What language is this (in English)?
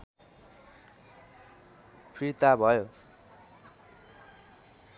Nepali